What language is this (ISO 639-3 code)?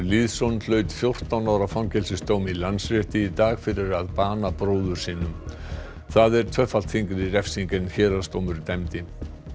isl